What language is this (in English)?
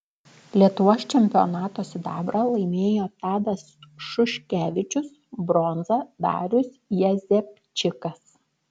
Lithuanian